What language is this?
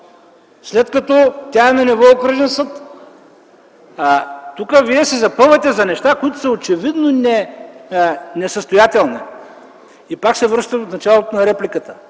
Bulgarian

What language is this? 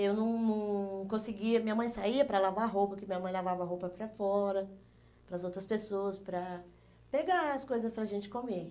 Portuguese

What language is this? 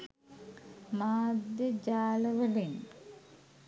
Sinhala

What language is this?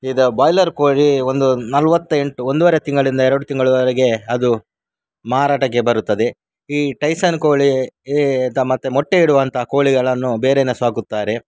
Kannada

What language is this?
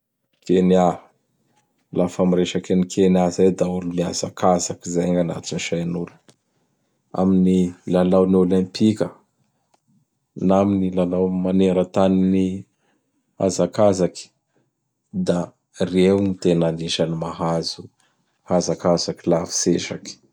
Bara Malagasy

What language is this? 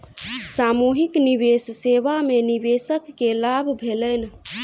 Maithili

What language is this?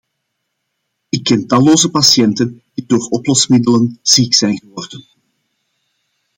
Dutch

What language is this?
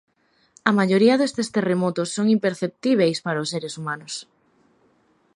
Galician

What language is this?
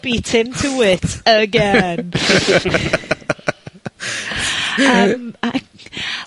Welsh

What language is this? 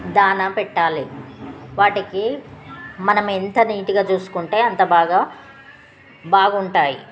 Telugu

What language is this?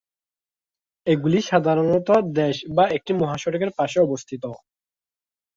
Bangla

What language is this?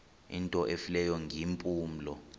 Xhosa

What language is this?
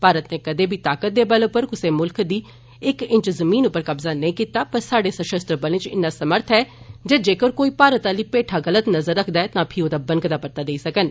Dogri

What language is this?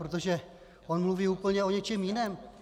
Czech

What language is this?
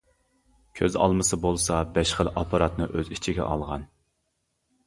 Uyghur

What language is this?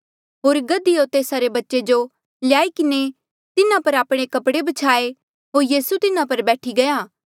Mandeali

